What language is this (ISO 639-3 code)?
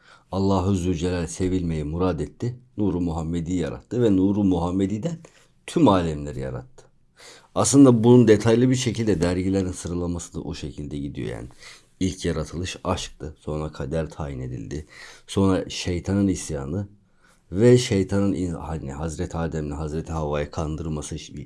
tur